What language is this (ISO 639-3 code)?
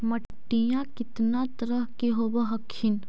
mag